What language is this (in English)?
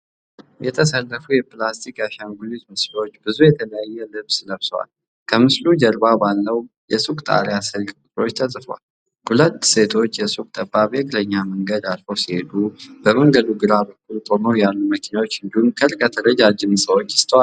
Amharic